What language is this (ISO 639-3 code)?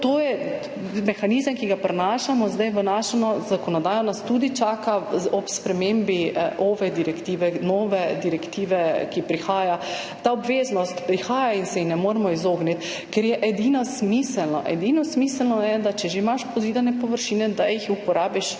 slv